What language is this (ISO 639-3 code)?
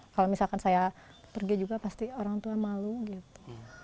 ind